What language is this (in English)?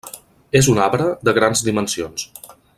Catalan